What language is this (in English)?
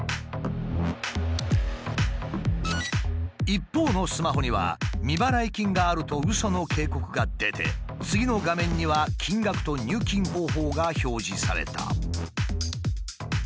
Japanese